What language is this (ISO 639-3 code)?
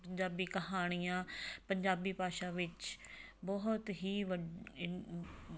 pan